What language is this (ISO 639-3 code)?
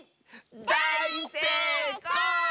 jpn